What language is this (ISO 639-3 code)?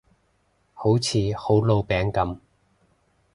yue